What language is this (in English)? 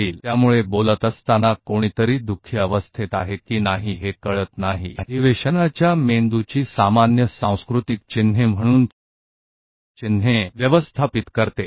Hindi